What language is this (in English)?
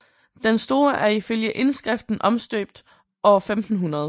Danish